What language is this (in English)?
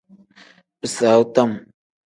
Tem